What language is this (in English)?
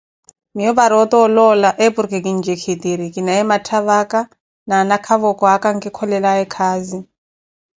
Koti